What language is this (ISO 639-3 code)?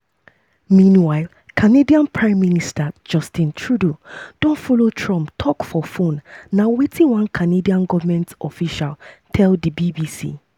pcm